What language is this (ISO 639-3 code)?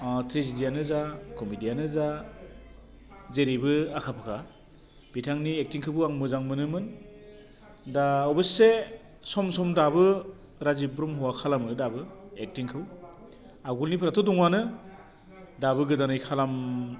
brx